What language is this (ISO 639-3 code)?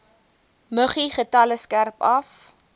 afr